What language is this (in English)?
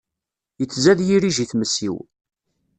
Kabyle